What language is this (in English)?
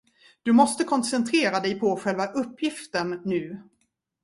Swedish